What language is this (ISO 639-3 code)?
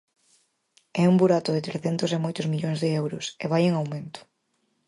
glg